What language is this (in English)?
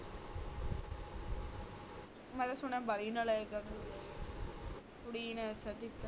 Punjabi